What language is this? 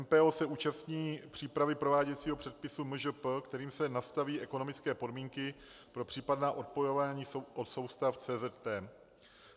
Czech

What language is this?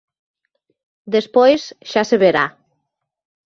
Galician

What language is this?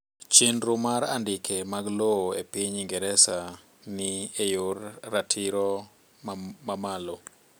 Luo (Kenya and Tanzania)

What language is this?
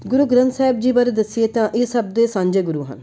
Punjabi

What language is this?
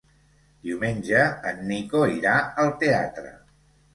Catalan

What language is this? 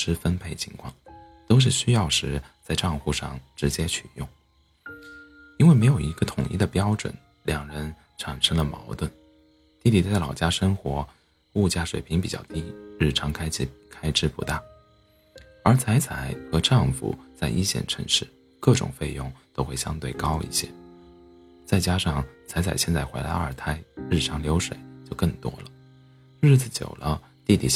Chinese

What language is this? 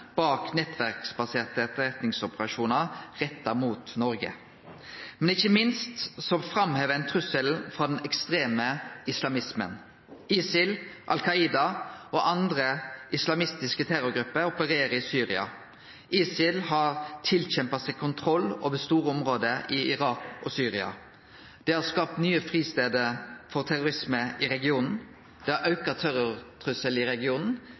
Norwegian Nynorsk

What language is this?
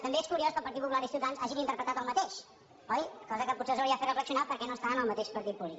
Catalan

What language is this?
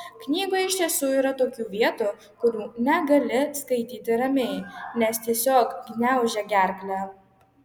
Lithuanian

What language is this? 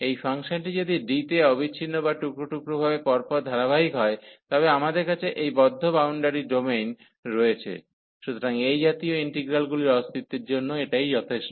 Bangla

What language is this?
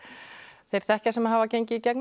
Icelandic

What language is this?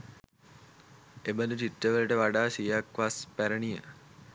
Sinhala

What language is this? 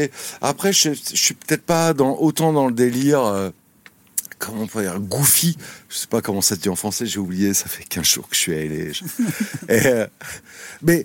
French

